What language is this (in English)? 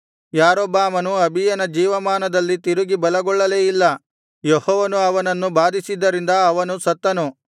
Kannada